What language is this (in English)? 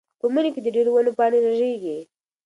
Pashto